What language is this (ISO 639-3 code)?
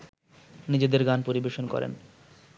ben